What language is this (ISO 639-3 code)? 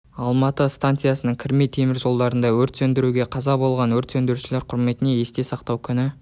kaz